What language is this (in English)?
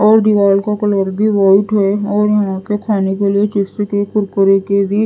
Hindi